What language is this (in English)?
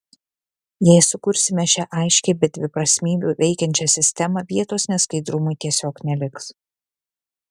Lithuanian